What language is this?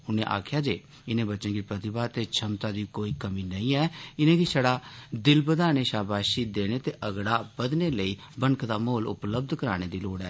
Dogri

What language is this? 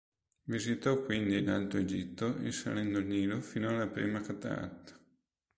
Italian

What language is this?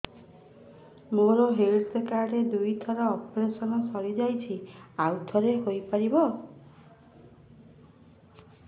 Odia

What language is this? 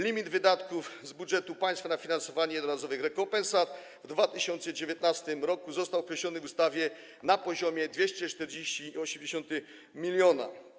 Polish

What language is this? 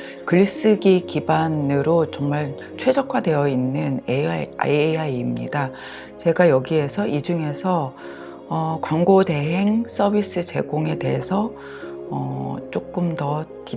Korean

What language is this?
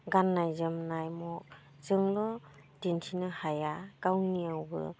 Bodo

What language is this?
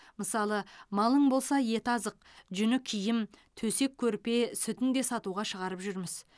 Kazakh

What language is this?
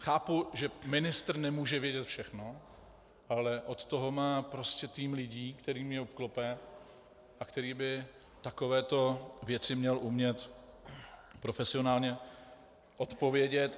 Czech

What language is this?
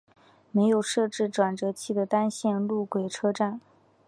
Chinese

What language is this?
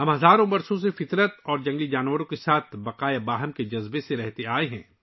Urdu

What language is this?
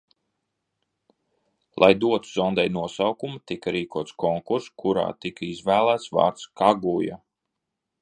Latvian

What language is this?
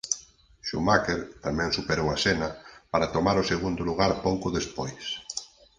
Galician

